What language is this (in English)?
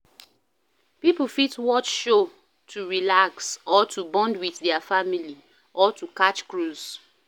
Nigerian Pidgin